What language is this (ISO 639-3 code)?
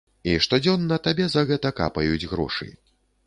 bel